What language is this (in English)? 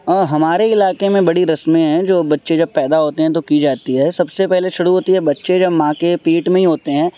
Urdu